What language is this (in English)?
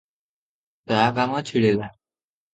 Odia